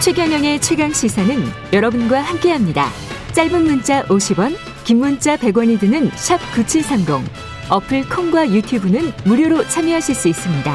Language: Korean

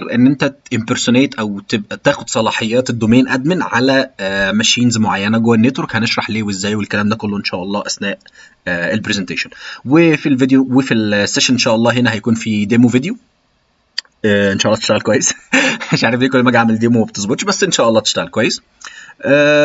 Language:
Arabic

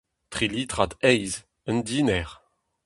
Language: Breton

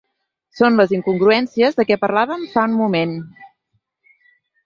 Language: Catalan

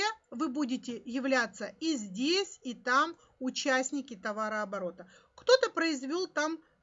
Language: Russian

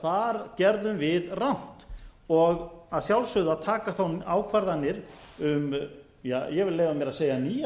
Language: Icelandic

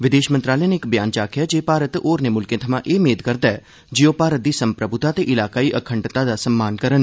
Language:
Dogri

